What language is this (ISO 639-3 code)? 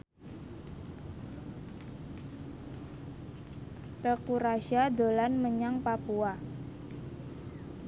jav